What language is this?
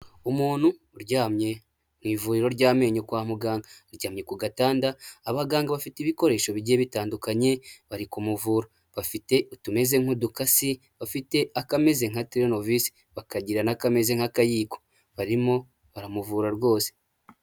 Kinyarwanda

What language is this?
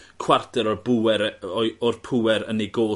Welsh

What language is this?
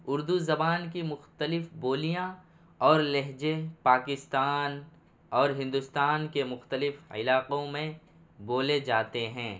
Urdu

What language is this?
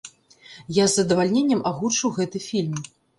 Belarusian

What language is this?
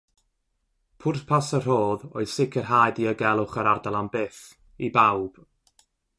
Welsh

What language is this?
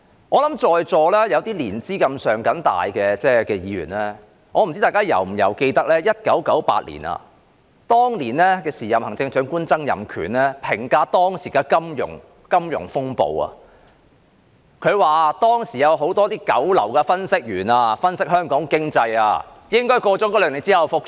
Cantonese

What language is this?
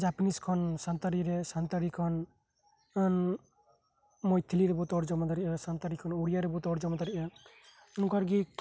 Santali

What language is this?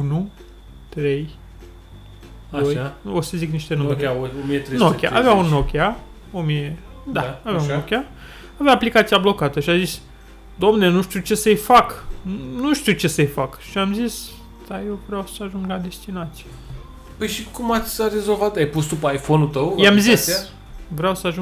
Romanian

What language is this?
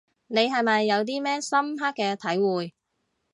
Cantonese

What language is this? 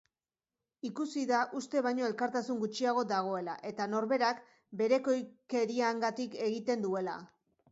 Basque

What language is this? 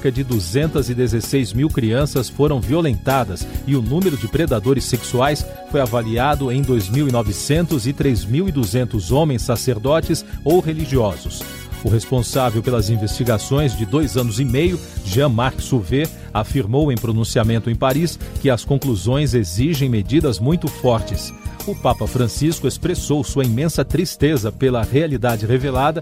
Portuguese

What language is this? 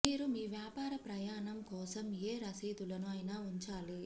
Telugu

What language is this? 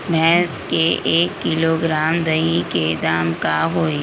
Magahi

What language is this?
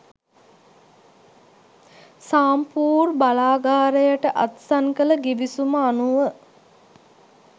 Sinhala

